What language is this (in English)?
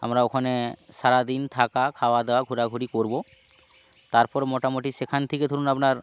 Bangla